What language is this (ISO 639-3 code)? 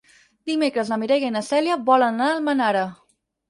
cat